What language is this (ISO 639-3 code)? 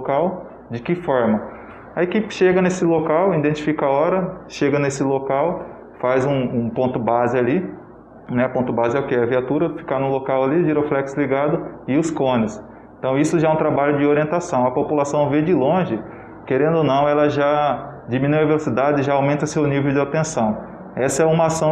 por